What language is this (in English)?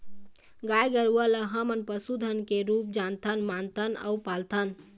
Chhattisgarhi